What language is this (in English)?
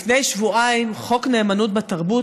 Hebrew